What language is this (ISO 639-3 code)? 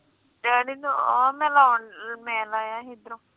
pan